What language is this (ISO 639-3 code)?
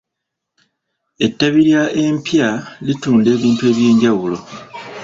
lug